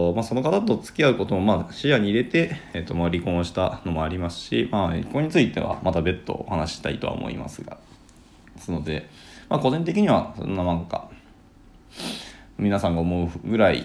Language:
Japanese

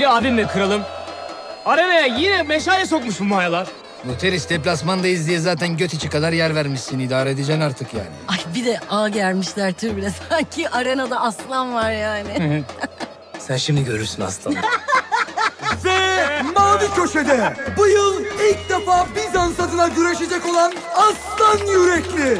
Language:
Turkish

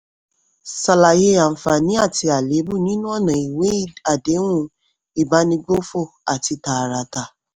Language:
Yoruba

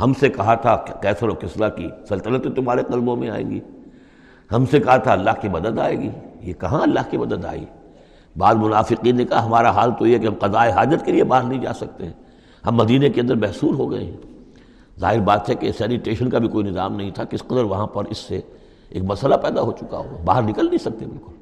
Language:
Urdu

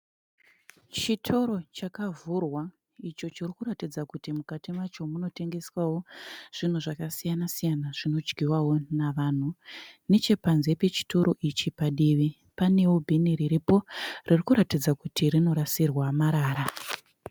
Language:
Shona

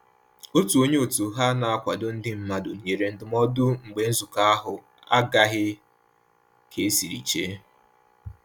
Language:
Igbo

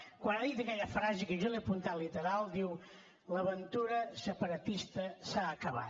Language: Catalan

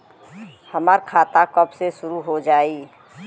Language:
Bhojpuri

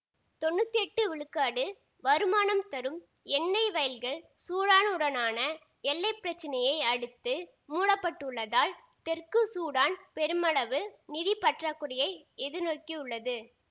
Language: Tamil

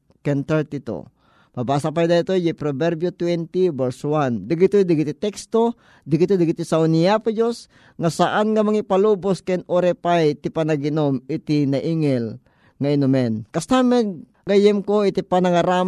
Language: Filipino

